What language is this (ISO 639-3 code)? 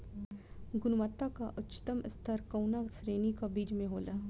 bho